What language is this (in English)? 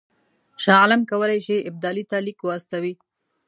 Pashto